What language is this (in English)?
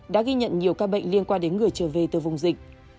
Vietnamese